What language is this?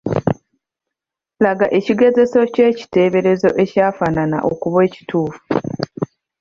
Ganda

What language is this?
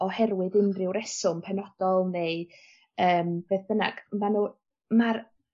Welsh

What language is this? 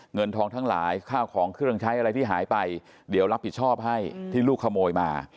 Thai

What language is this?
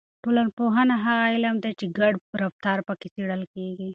Pashto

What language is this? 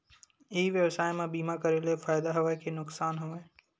Chhattisgarhi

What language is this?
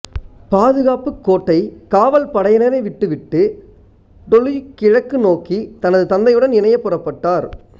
Tamil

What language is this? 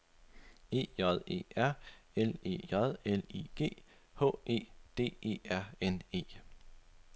Danish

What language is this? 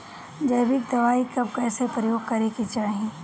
Bhojpuri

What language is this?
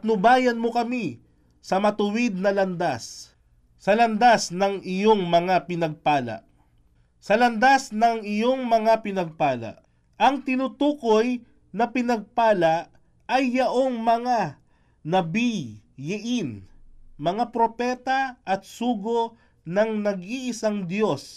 Filipino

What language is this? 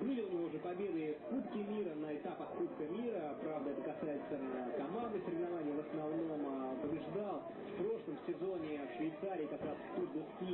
Russian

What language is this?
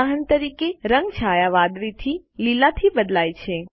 Gujarati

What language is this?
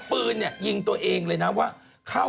Thai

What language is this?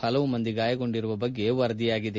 Kannada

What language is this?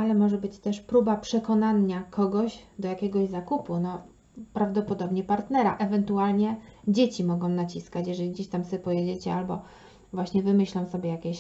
Polish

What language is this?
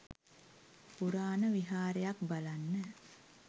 Sinhala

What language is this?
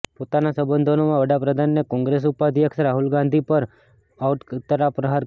Gujarati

